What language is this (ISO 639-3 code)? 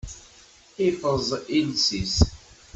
kab